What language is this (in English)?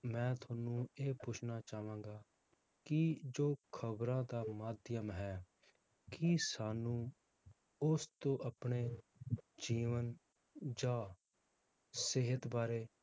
Punjabi